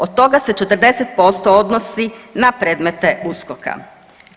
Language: Croatian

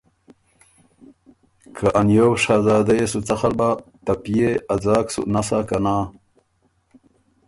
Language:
Ormuri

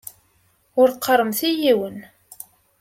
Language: Kabyle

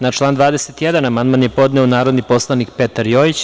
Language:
Serbian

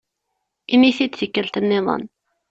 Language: Kabyle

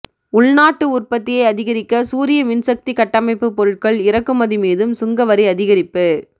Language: Tamil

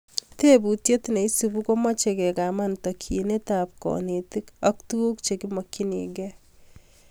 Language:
Kalenjin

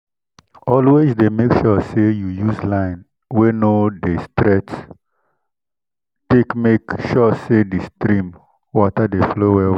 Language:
Nigerian Pidgin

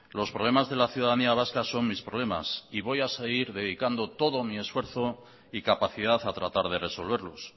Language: Spanish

